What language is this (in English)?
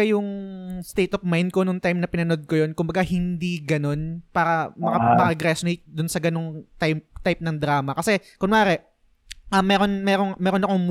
Filipino